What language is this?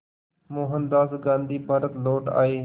Hindi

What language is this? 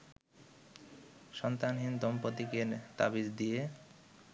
Bangla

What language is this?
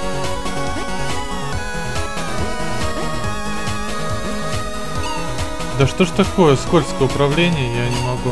Russian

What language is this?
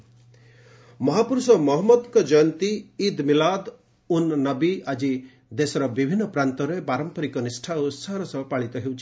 Odia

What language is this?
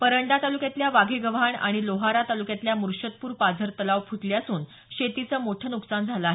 Marathi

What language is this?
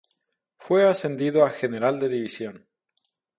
Spanish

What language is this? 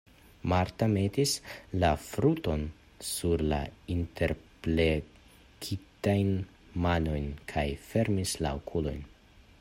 Esperanto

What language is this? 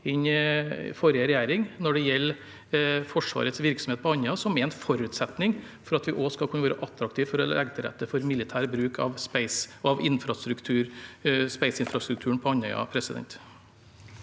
Norwegian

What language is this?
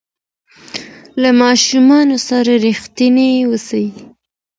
Pashto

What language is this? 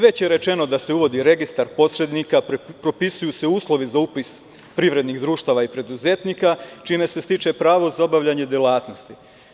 Serbian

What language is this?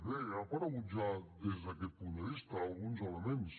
Catalan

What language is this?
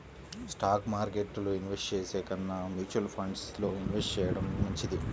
Telugu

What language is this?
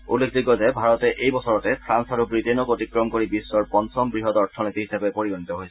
Assamese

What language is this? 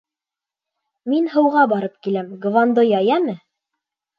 Bashkir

